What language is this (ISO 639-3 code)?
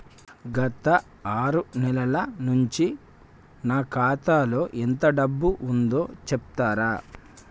tel